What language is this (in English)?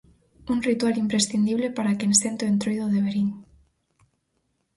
Galician